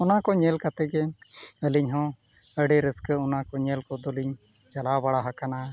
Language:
Santali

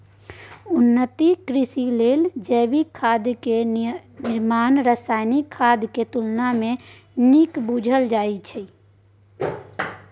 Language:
Maithili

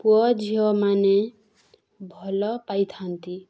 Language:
Odia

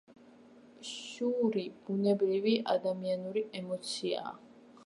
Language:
Georgian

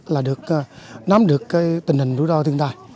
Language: Vietnamese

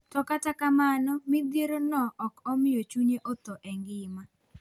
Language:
Luo (Kenya and Tanzania)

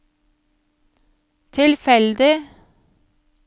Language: Norwegian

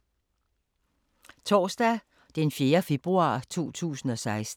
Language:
Danish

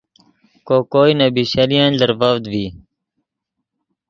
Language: Yidgha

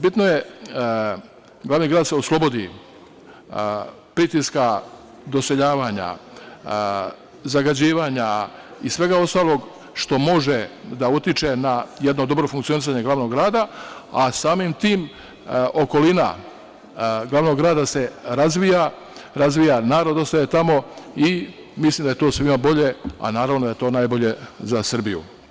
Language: Serbian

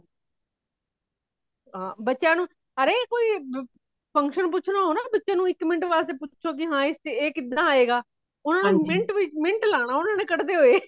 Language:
Punjabi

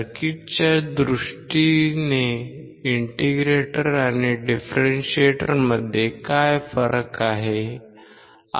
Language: Marathi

